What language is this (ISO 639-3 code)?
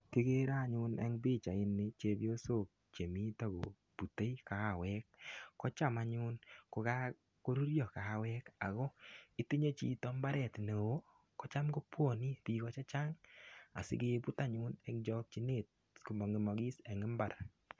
kln